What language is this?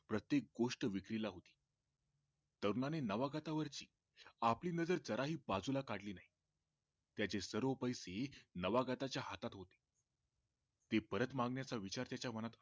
Marathi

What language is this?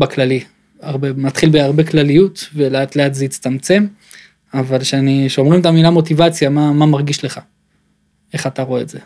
Hebrew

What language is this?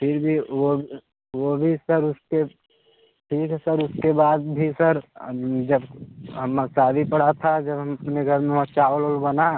Hindi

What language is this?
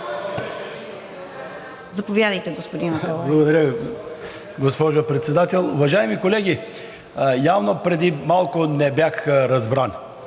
Bulgarian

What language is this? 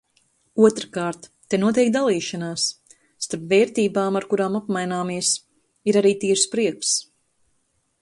Latvian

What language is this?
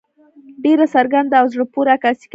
Pashto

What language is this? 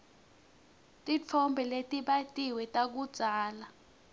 Swati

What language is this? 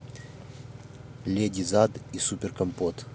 Russian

